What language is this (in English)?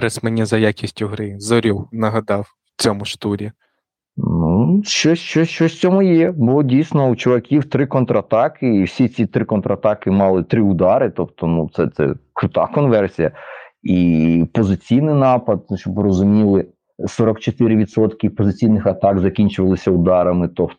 Ukrainian